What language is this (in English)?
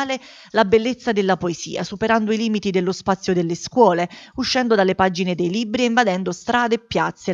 Italian